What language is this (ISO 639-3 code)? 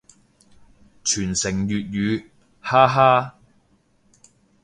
yue